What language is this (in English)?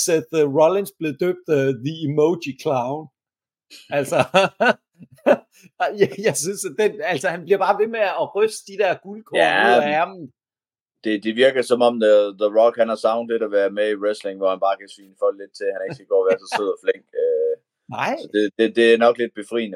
Danish